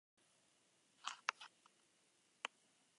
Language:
Basque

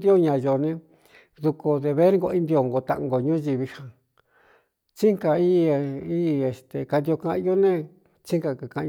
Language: Cuyamecalco Mixtec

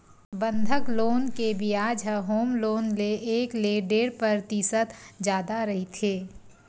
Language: Chhattisgarhi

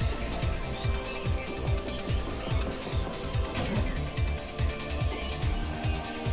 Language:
Japanese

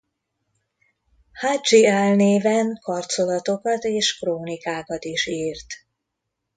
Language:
Hungarian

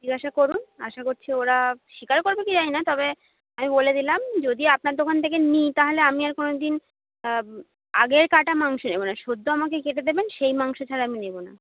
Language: Bangla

